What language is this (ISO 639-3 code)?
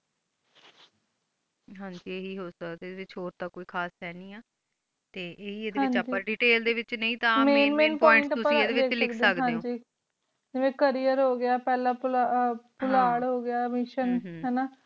pan